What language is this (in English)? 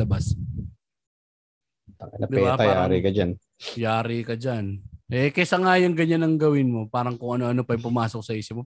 Filipino